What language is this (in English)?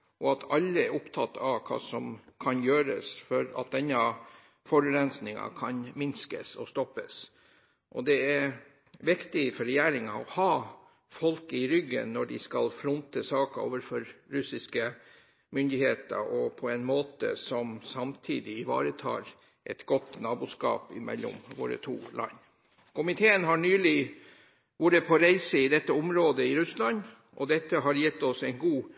Norwegian Bokmål